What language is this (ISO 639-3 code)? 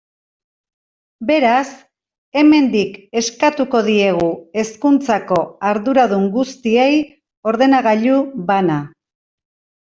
eus